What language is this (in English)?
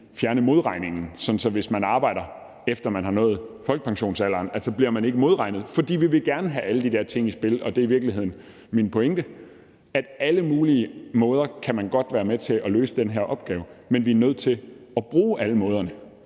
Danish